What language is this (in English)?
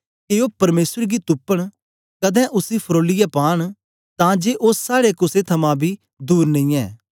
Dogri